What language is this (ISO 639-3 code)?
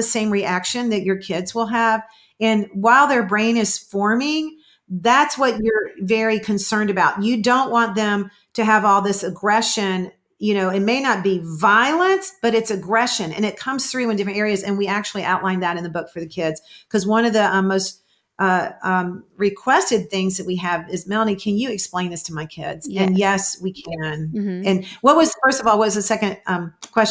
eng